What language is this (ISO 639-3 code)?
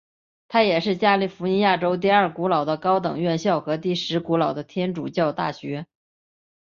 zho